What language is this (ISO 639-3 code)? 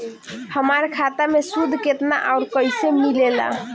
bho